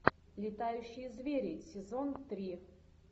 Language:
Russian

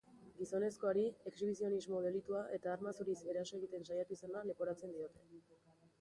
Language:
Basque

